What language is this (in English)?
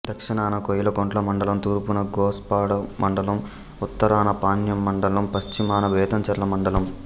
Telugu